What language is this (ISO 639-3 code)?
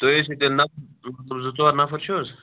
kas